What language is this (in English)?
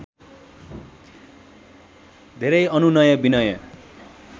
Nepali